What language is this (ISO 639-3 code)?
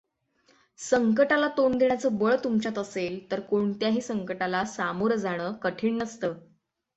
mar